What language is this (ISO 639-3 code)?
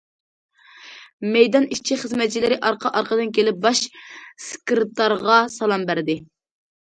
uig